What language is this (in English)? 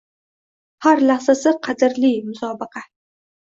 Uzbek